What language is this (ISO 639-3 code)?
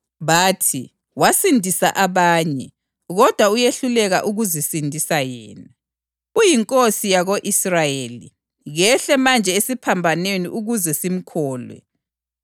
nde